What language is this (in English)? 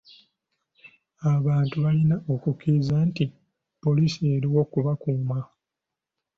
Ganda